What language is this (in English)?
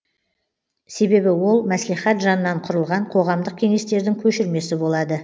Kazakh